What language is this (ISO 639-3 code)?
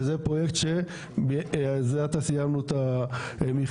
heb